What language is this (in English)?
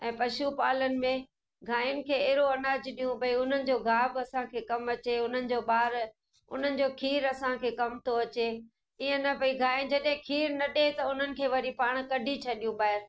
Sindhi